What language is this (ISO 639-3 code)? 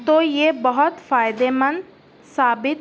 urd